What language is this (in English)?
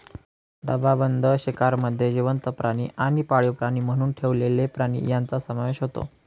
Marathi